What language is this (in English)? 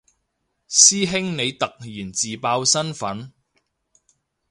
Cantonese